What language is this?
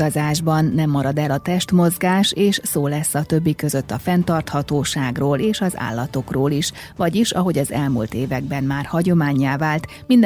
Hungarian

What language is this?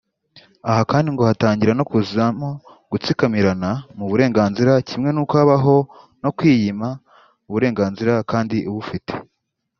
Kinyarwanda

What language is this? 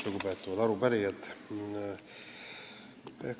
Estonian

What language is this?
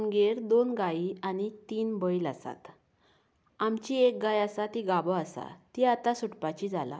Konkani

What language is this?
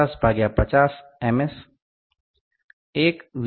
Gujarati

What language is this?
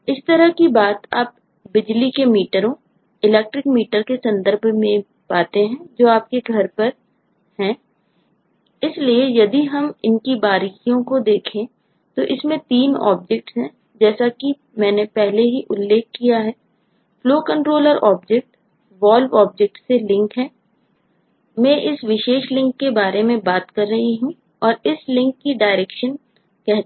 Hindi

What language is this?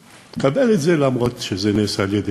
Hebrew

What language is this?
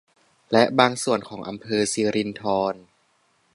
Thai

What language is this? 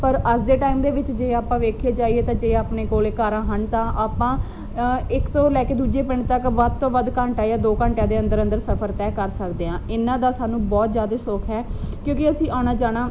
Punjabi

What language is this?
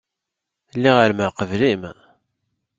Kabyle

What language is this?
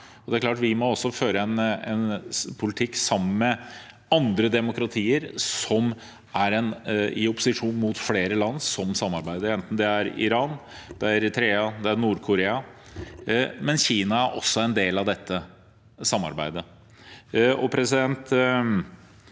Norwegian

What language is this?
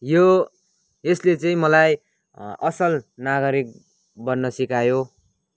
Nepali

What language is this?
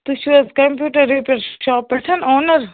Kashmiri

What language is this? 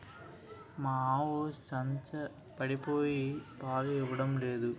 Telugu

